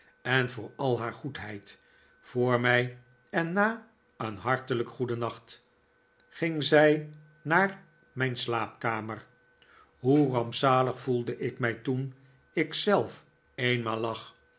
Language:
Dutch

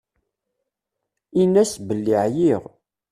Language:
Kabyle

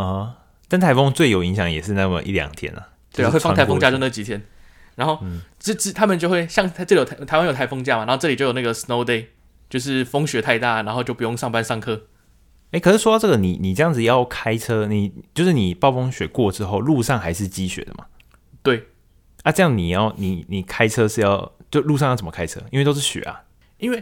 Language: Chinese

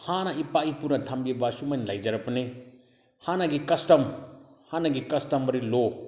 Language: Manipuri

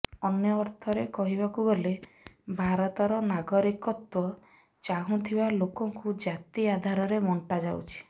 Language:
Odia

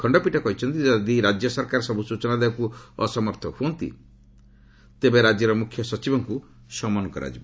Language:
Odia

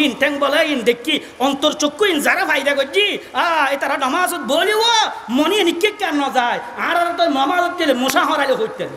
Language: Indonesian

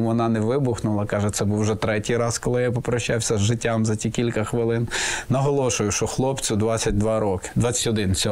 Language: Ukrainian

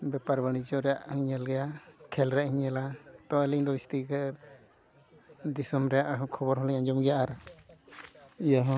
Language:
Santali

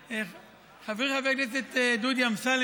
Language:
Hebrew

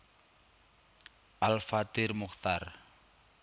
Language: Javanese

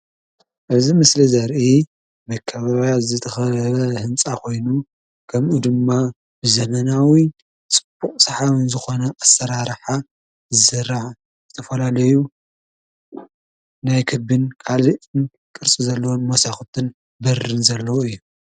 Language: Tigrinya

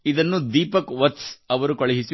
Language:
Kannada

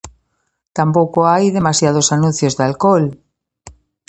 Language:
Galician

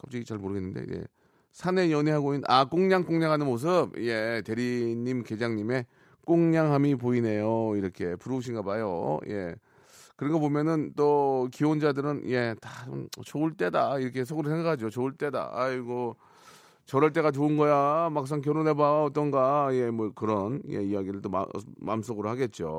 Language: Korean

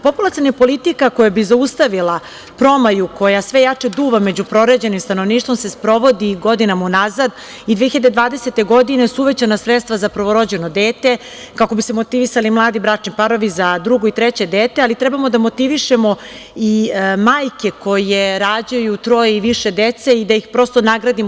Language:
Serbian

